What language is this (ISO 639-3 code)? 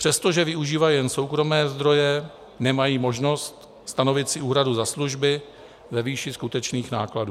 ces